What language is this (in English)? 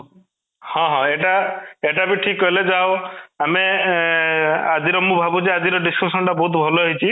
Odia